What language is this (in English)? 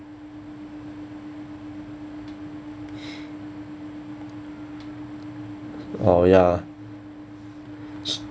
English